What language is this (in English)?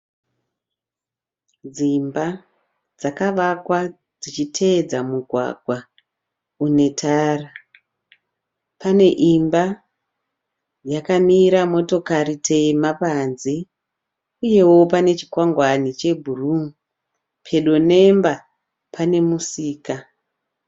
Shona